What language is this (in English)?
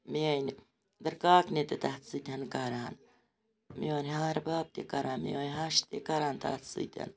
Kashmiri